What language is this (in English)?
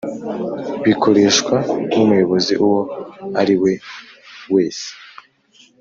Kinyarwanda